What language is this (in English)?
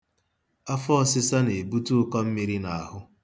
Igbo